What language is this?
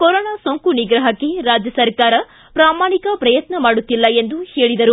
Kannada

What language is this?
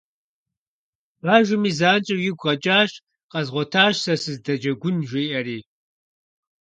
Kabardian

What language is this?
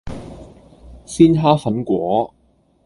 Cantonese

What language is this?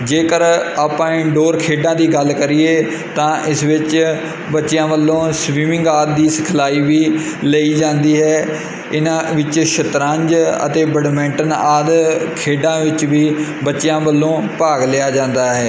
Punjabi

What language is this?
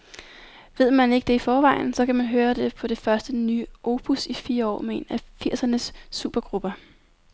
Danish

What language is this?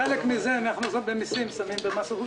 Hebrew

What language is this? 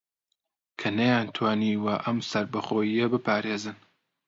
Central Kurdish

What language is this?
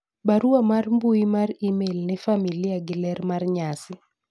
Luo (Kenya and Tanzania)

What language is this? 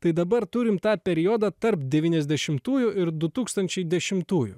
Lithuanian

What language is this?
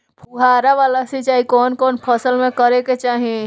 Bhojpuri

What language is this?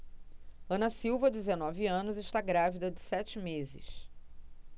Portuguese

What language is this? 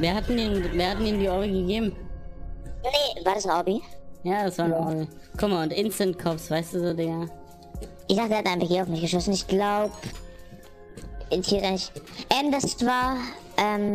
German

